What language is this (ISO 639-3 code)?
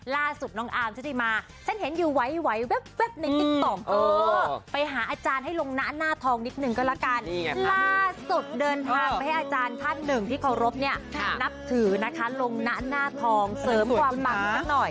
tha